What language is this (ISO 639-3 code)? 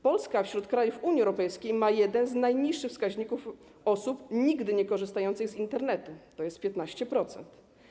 pol